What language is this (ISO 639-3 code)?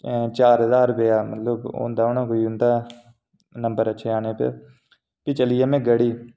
doi